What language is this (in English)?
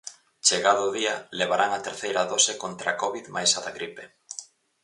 Galician